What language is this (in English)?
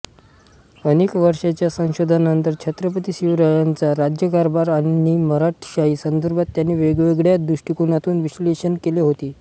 Marathi